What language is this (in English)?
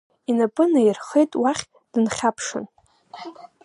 Abkhazian